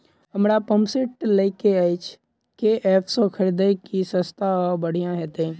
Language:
Maithili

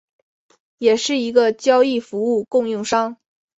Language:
Chinese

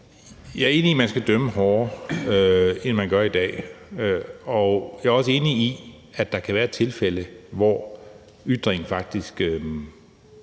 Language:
Danish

